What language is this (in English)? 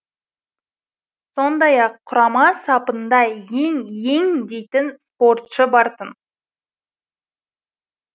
Kazakh